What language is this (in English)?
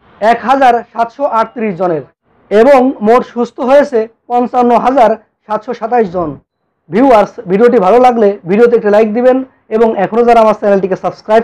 Hindi